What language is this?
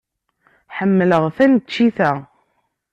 Kabyle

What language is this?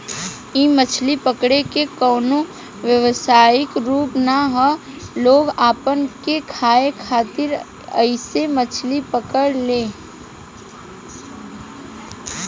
Bhojpuri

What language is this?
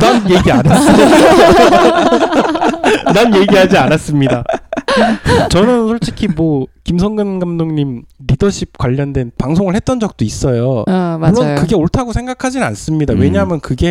Korean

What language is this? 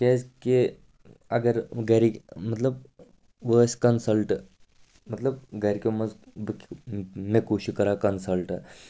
Kashmiri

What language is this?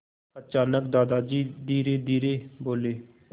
Hindi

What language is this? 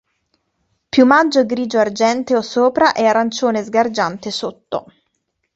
Italian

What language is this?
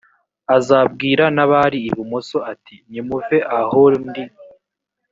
Kinyarwanda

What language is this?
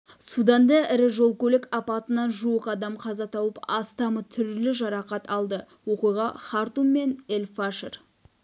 Kazakh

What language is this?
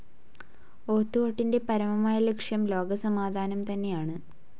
Malayalam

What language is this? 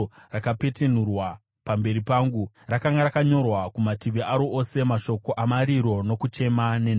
Shona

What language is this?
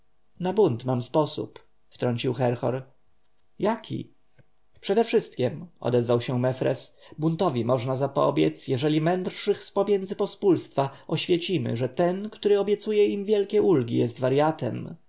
Polish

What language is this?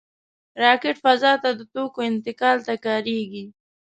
Pashto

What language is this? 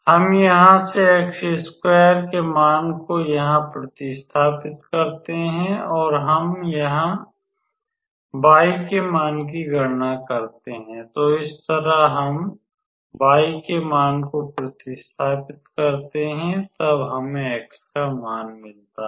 Hindi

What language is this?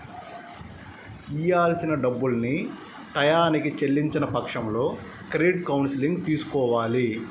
Telugu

